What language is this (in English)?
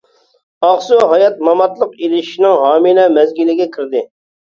Uyghur